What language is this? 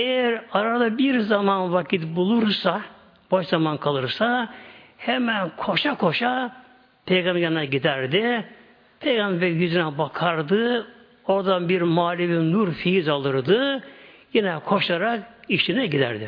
Turkish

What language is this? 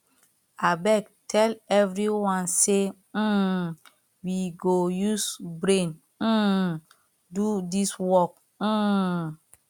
Nigerian Pidgin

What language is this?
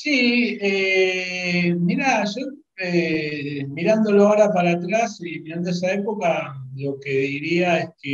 Spanish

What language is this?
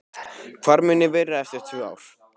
Icelandic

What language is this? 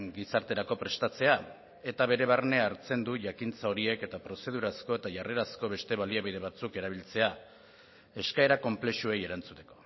Basque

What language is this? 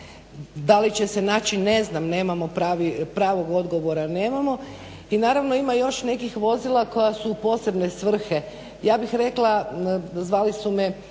Croatian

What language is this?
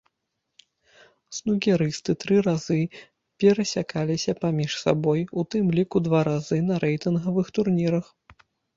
Belarusian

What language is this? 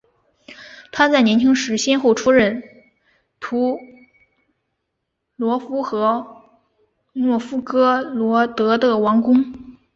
Chinese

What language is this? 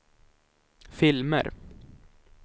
Swedish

